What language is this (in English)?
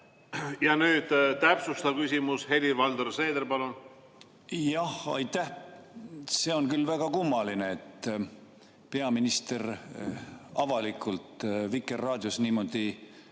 Estonian